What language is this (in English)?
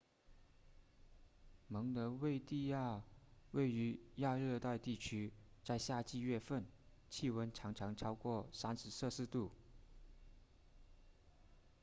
Chinese